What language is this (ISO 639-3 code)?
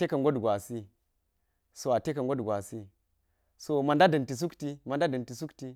gyz